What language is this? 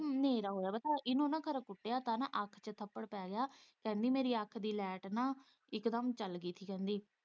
Punjabi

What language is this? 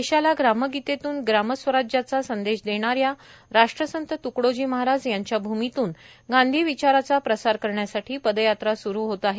Marathi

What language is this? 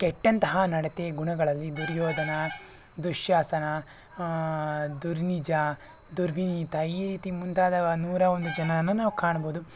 Kannada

